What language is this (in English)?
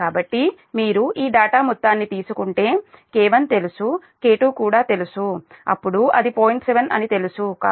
Telugu